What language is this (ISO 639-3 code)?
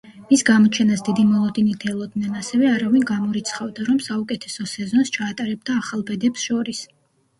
kat